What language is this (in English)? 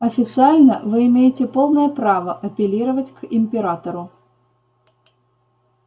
Russian